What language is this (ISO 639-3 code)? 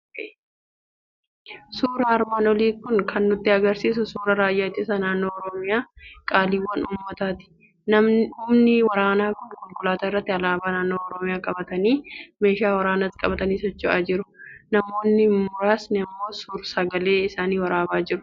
orm